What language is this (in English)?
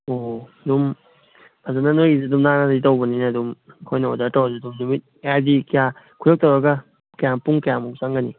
Manipuri